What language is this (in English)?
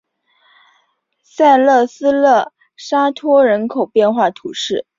Chinese